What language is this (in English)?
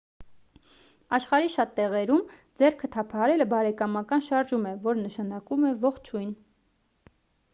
Armenian